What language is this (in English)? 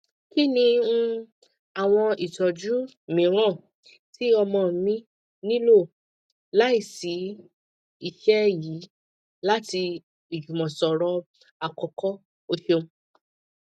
Yoruba